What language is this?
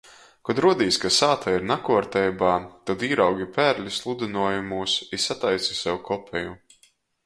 Latgalian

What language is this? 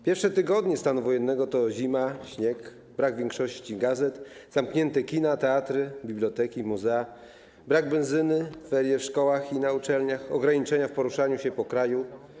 Polish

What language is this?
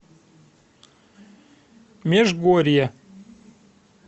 Russian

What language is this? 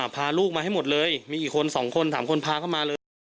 Thai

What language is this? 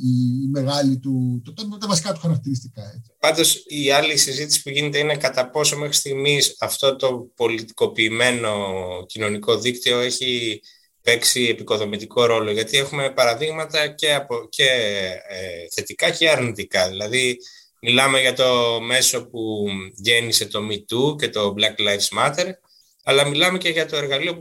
Greek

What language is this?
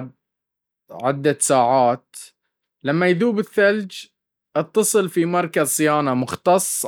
Baharna Arabic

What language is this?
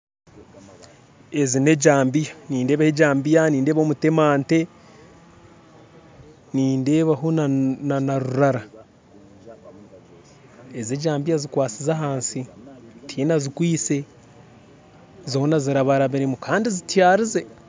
Nyankole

